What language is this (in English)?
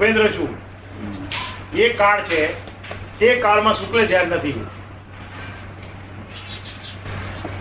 Gujarati